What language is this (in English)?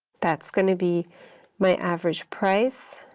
English